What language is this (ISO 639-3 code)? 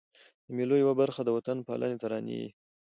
pus